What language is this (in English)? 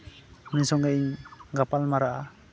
Santali